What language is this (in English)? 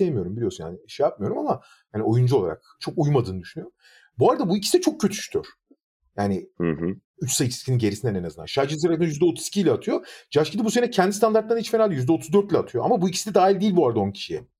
Turkish